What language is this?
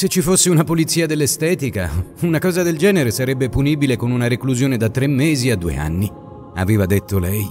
Italian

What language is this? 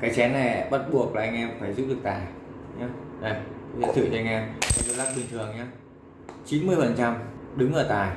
Vietnamese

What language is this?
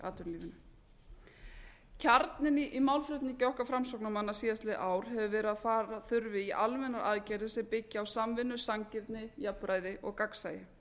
Icelandic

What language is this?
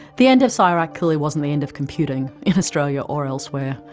English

